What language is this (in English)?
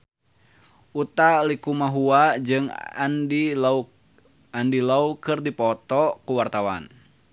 Sundanese